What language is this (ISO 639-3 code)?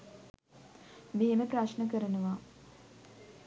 sin